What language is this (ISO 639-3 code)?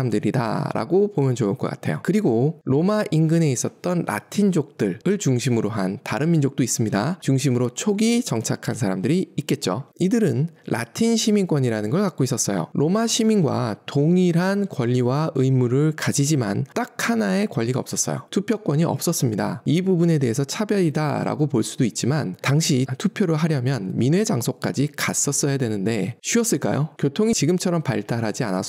kor